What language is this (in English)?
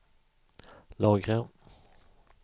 Swedish